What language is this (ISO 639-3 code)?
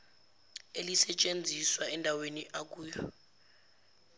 zul